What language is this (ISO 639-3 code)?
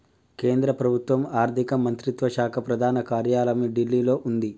tel